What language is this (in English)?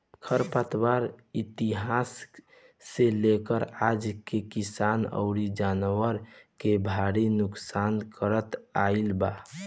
Bhojpuri